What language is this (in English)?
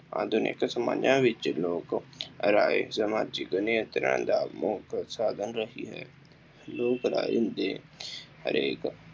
Punjabi